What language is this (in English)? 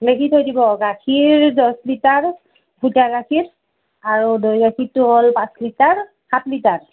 Assamese